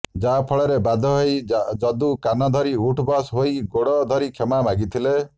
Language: Odia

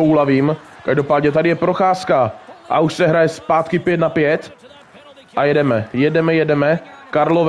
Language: Czech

